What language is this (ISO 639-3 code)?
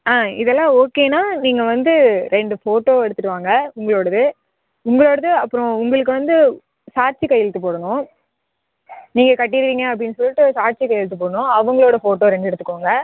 tam